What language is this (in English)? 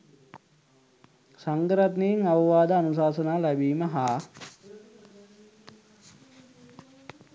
Sinhala